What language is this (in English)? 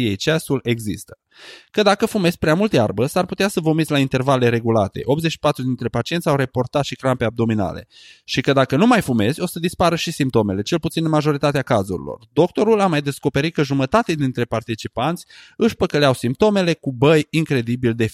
Romanian